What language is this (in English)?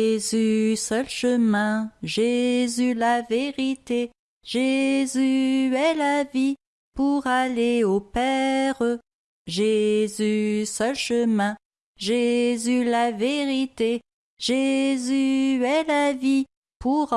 French